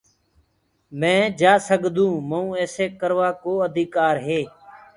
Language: Gurgula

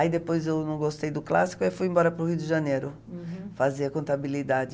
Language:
Portuguese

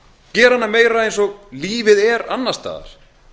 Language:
Icelandic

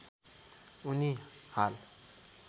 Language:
Nepali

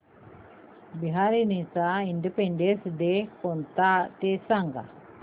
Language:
Marathi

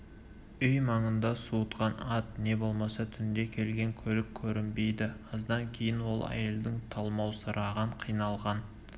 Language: Kazakh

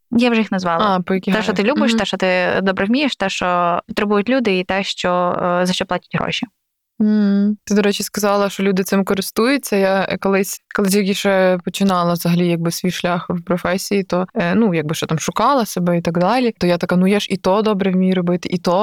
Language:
Ukrainian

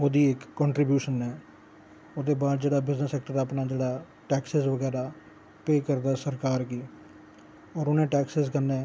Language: Dogri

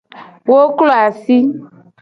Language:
Gen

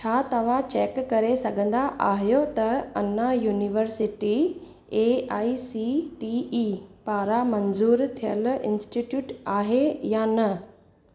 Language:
Sindhi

